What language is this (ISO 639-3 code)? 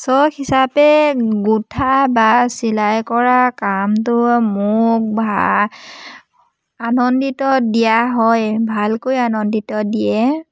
asm